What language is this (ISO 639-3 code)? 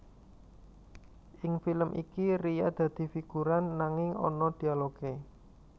jav